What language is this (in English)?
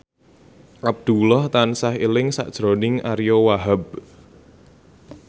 Javanese